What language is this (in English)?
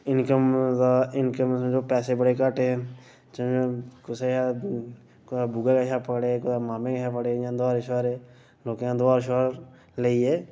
Dogri